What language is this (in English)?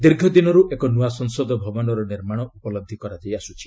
Odia